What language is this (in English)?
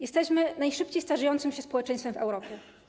Polish